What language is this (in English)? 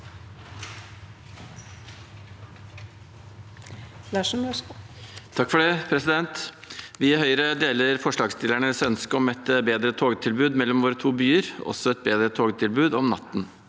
Norwegian